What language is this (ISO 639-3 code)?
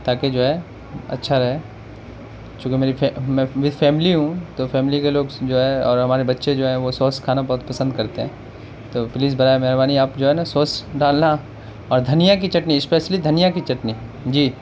urd